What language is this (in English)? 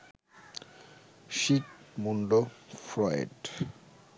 Bangla